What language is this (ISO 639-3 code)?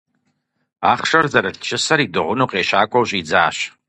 kbd